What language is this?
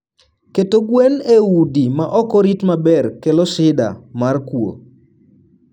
Luo (Kenya and Tanzania)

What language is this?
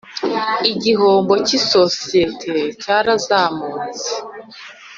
Kinyarwanda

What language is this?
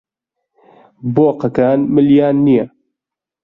Central Kurdish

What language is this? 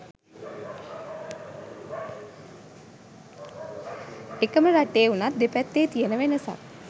Sinhala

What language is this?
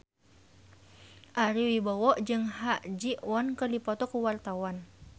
Sundanese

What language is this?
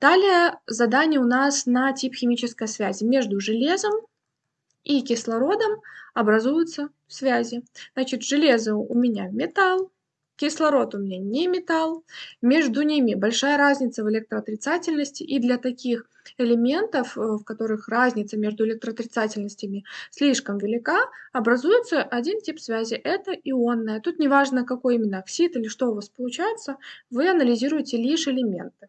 Russian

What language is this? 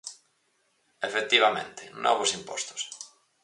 Galician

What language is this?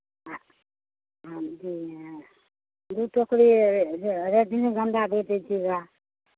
Hindi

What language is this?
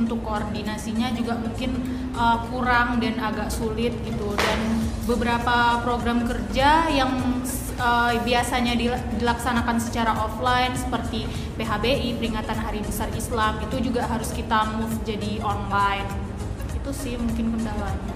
Indonesian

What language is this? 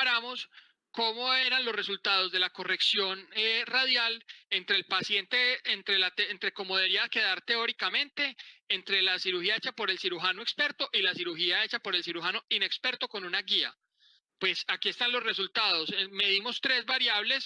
Spanish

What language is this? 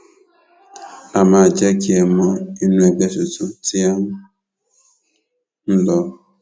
Yoruba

